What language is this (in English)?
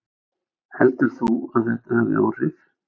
Icelandic